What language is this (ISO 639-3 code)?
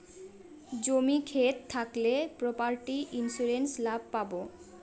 ben